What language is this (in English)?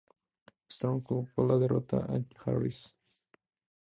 Spanish